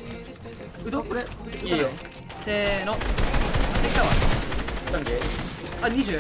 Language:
Japanese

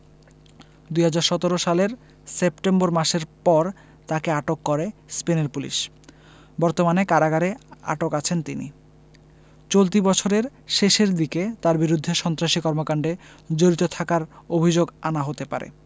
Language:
Bangla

